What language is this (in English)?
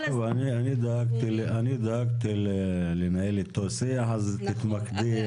Hebrew